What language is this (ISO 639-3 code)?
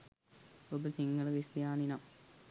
sin